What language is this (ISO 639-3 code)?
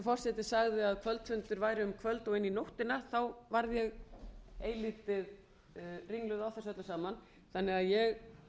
isl